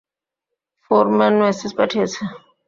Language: Bangla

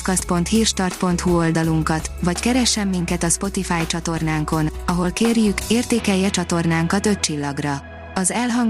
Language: Hungarian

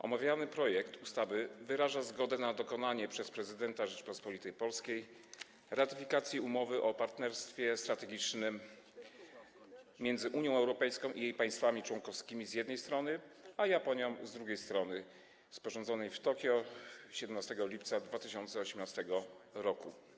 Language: Polish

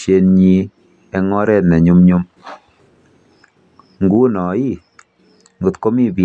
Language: Kalenjin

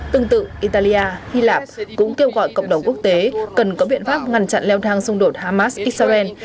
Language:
Vietnamese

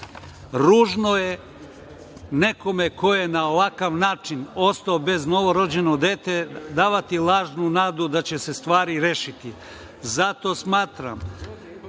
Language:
Serbian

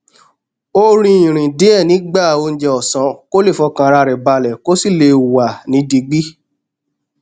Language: Yoruba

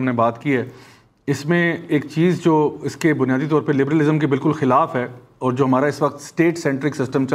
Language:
Urdu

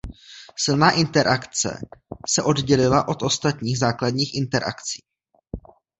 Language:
Czech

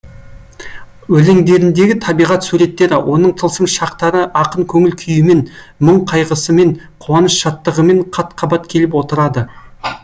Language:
Kazakh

